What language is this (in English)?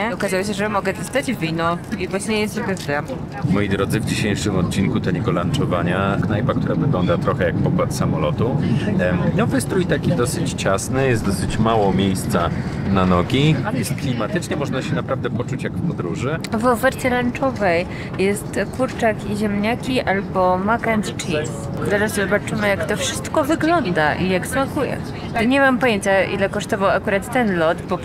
Polish